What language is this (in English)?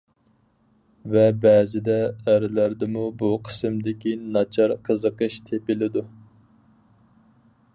Uyghur